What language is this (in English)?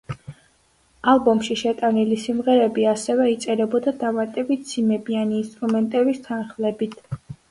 Georgian